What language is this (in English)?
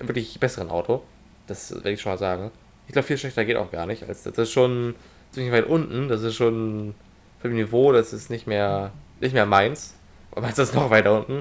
German